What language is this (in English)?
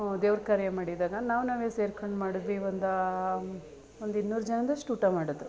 Kannada